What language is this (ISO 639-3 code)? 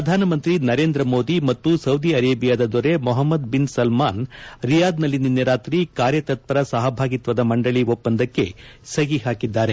kan